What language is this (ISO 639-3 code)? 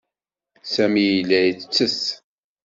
kab